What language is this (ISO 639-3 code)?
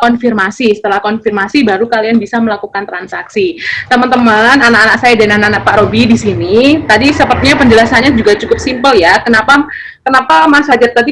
ind